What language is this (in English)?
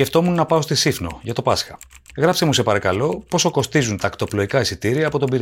Greek